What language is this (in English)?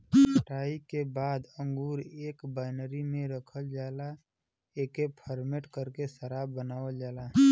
Bhojpuri